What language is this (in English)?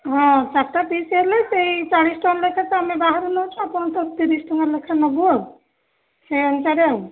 Odia